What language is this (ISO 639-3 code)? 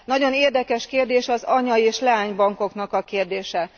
hun